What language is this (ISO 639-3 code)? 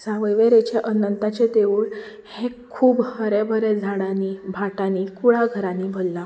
kok